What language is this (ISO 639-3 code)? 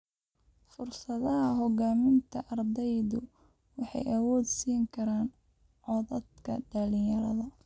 som